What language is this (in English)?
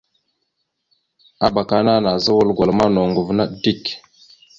Mada (Cameroon)